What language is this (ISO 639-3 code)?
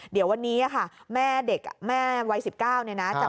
tha